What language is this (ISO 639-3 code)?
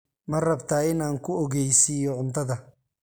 som